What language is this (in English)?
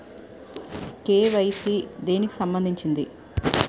Telugu